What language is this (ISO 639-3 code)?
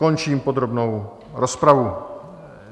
ces